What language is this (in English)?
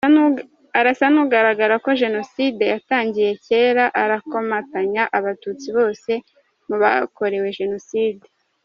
Kinyarwanda